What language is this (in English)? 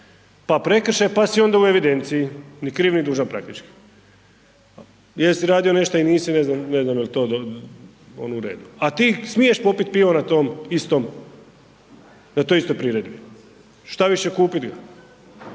Croatian